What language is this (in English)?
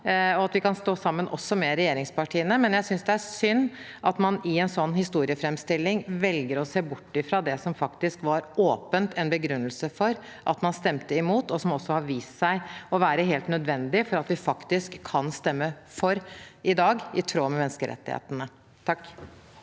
Norwegian